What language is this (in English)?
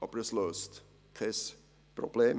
Swiss German